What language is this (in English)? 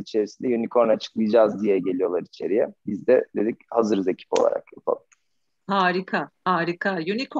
Turkish